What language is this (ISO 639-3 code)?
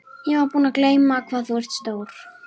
isl